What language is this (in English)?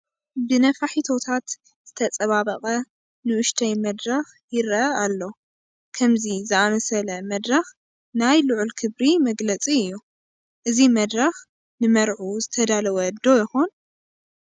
Tigrinya